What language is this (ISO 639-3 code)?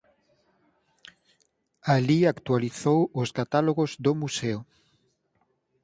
glg